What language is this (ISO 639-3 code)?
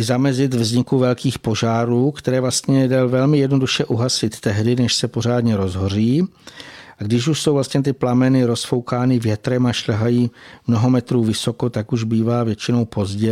ces